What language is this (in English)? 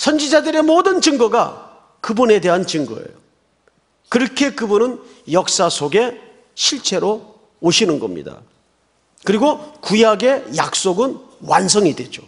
Korean